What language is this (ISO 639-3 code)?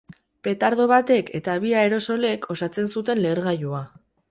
eus